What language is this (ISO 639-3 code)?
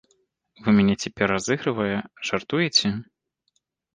bel